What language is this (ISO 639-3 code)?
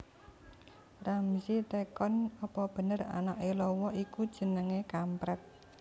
jav